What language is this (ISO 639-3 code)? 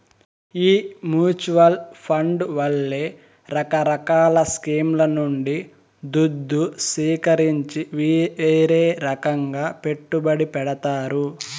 tel